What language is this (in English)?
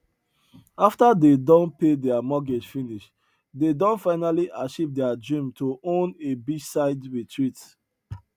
Nigerian Pidgin